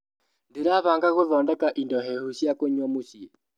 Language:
Kikuyu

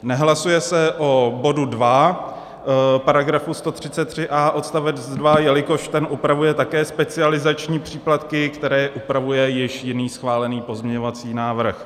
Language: Czech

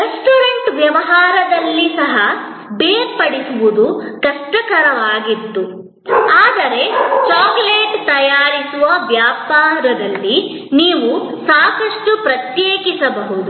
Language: Kannada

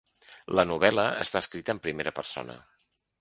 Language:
Catalan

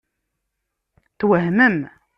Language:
Kabyle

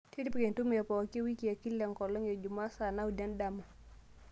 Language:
Masai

